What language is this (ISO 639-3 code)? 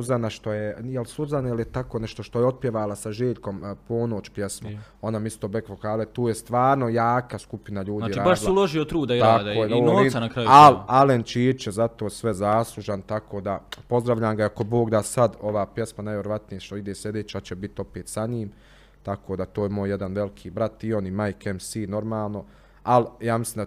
hrv